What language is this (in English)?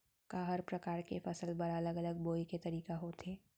Chhattisgarhi